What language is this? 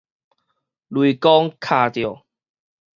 Min Nan Chinese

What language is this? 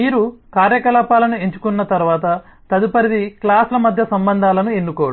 Telugu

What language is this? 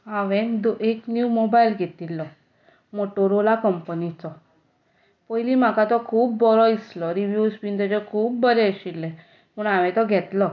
Konkani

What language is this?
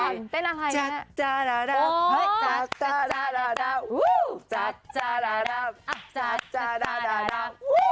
Thai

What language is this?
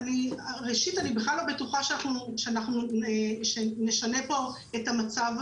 Hebrew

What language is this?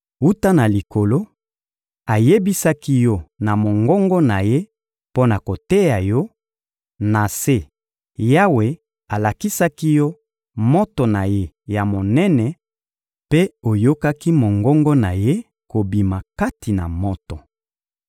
Lingala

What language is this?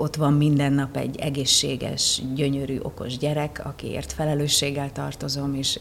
Hungarian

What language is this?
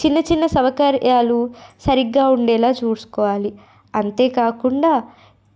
Telugu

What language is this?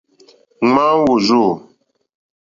Mokpwe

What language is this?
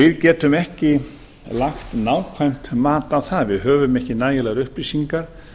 Icelandic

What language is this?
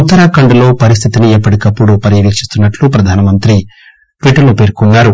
Telugu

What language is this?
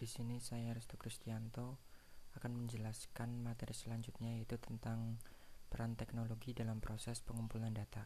Indonesian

